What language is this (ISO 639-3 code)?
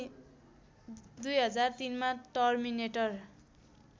nep